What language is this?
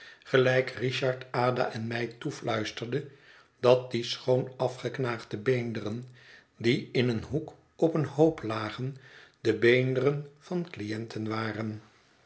Dutch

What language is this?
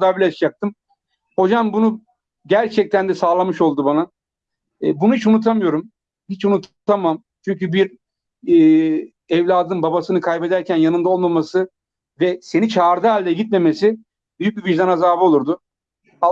Turkish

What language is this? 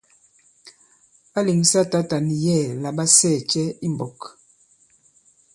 Bankon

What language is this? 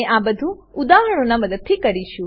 Gujarati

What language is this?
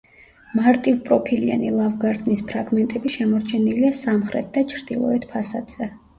Georgian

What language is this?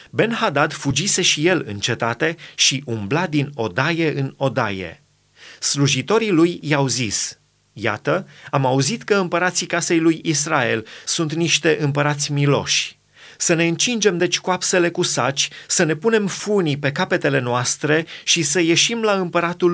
Romanian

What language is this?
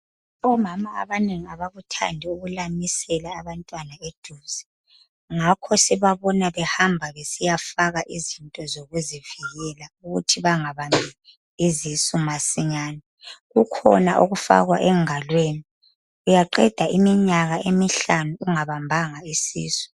North Ndebele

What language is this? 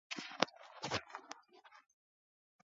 Swahili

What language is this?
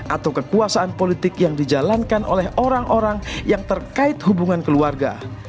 Indonesian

